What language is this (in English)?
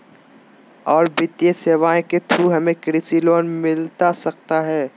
Magahi